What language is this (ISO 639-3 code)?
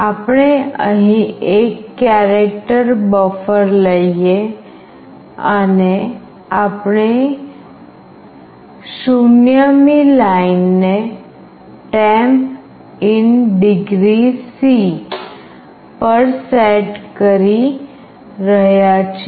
guj